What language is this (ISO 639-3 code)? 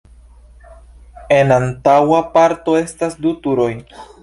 epo